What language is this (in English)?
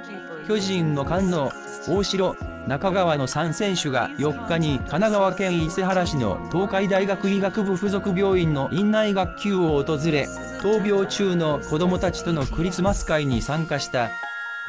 Japanese